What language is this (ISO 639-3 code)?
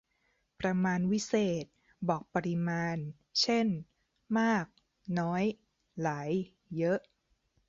tha